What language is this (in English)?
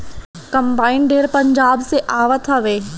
Bhojpuri